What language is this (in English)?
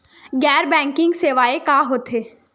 Chhattisgarhi